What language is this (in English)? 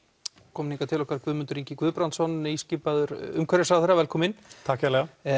Icelandic